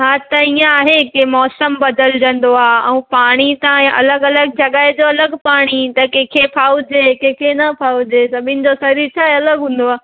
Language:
Sindhi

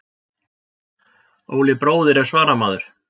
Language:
Icelandic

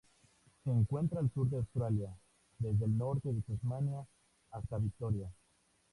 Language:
Spanish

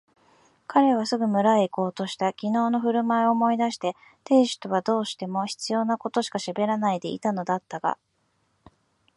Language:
Japanese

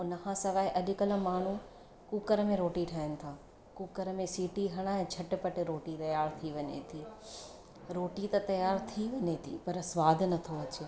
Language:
Sindhi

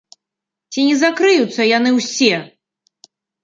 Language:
Belarusian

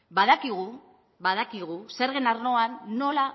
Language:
Basque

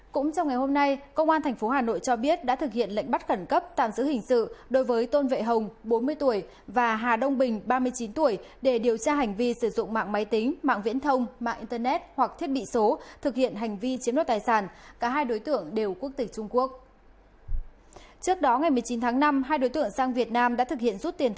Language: Vietnamese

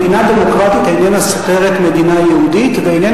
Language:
Hebrew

